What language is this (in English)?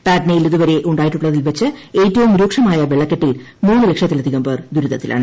Malayalam